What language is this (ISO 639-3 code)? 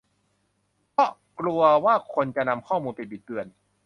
tha